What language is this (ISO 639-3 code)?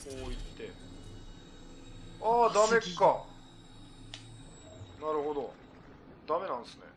jpn